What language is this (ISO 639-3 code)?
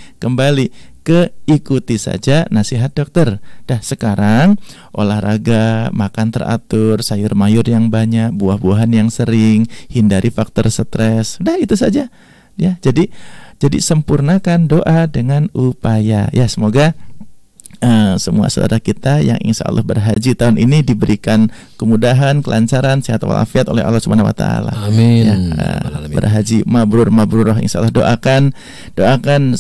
ind